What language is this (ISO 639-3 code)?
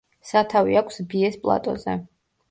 kat